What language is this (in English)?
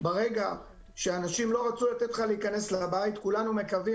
Hebrew